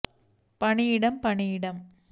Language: Tamil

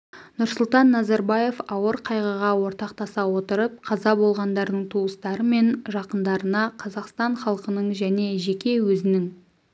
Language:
Kazakh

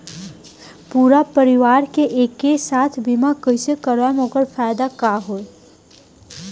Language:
Bhojpuri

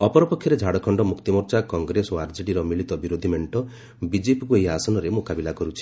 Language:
Odia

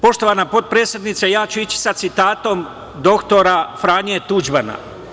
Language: Serbian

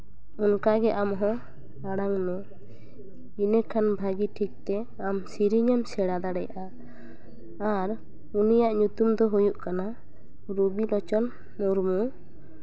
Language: Santali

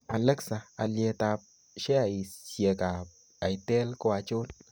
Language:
Kalenjin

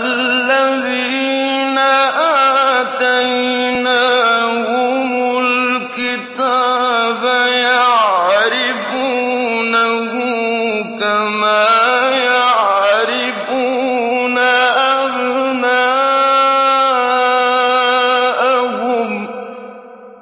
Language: Arabic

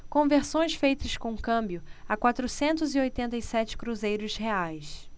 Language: Portuguese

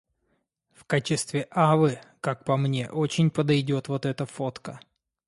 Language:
Russian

